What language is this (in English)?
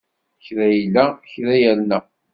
Kabyle